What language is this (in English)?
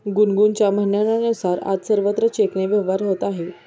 Marathi